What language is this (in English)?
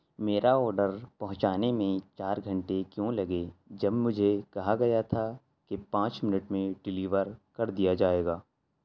Urdu